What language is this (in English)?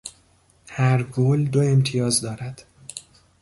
Persian